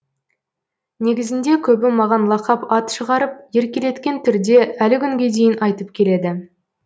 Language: Kazakh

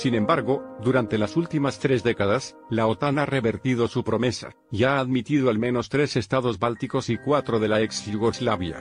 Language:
Spanish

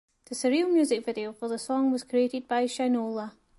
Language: English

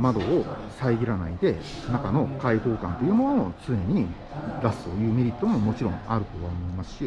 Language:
Japanese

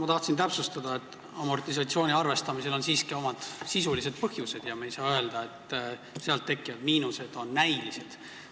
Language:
Estonian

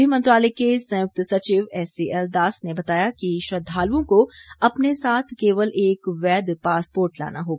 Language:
Hindi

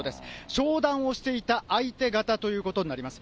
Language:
Japanese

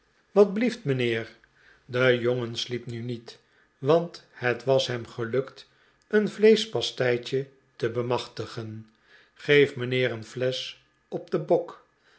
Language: Dutch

